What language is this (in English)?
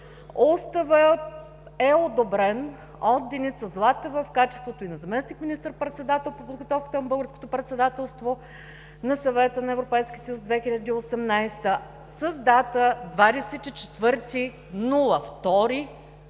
Bulgarian